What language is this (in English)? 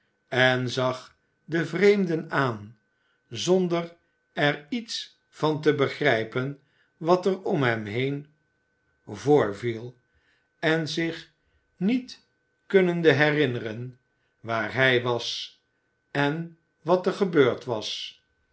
Dutch